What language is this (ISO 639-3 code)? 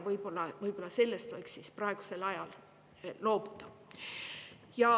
est